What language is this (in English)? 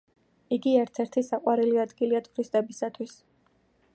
Georgian